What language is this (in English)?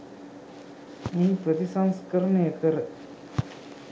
Sinhala